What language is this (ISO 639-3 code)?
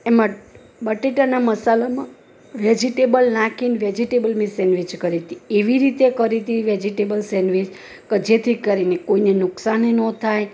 guj